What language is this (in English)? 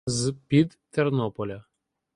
Ukrainian